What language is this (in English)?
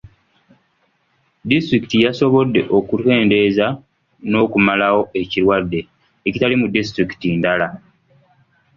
Ganda